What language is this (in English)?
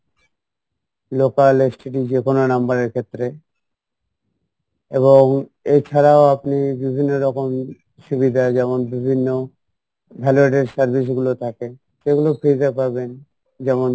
Bangla